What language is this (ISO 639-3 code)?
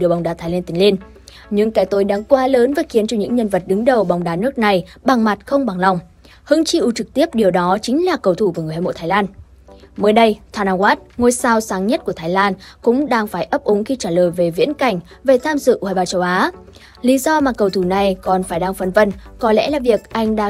vie